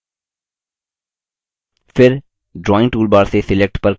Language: Hindi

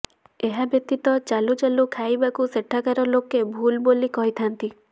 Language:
Odia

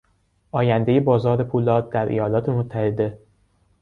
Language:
Persian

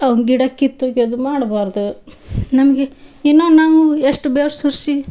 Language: Kannada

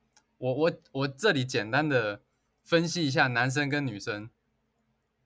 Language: Chinese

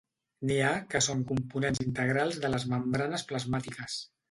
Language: Catalan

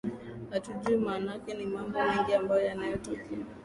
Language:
Swahili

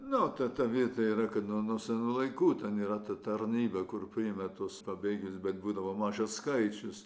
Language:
Lithuanian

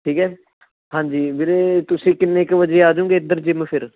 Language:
Punjabi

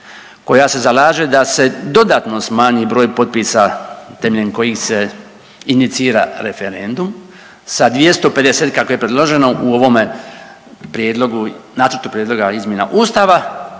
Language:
Croatian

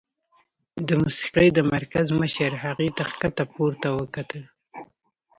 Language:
Pashto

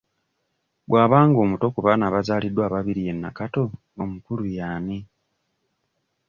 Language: Ganda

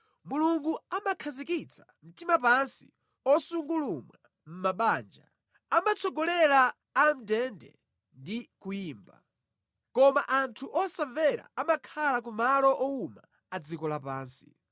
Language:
Nyanja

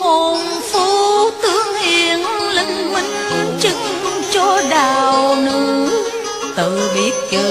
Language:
Vietnamese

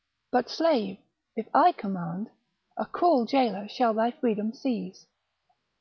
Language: English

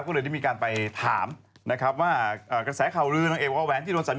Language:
Thai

